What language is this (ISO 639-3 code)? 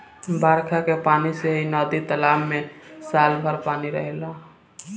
bho